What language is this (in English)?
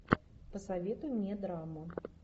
Russian